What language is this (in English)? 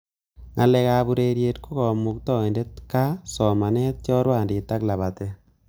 Kalenjin